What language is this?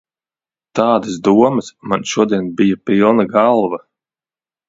Latvian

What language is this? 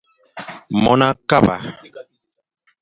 Fang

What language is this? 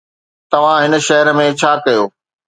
Sindhi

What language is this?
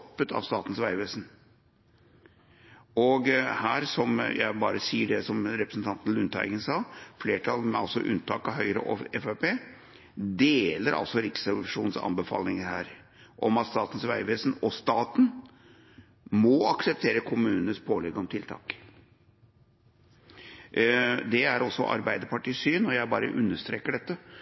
Norwegian Bokmål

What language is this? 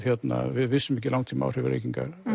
Icelandic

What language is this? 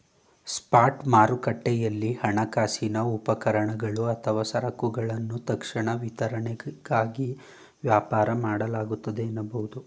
Kannada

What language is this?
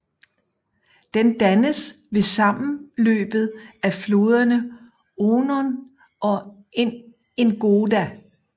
Danish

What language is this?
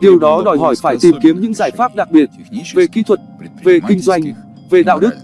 Vietnamese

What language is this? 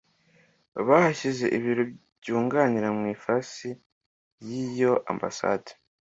Kinyarwanda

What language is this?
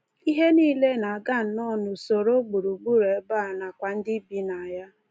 Igbo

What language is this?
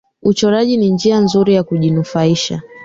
Swahili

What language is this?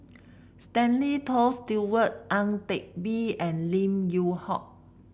English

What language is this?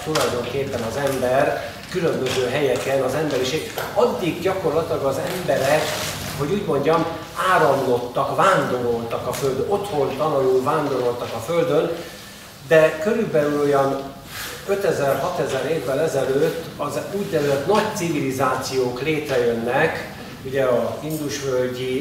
Hungarian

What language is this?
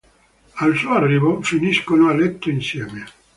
Italian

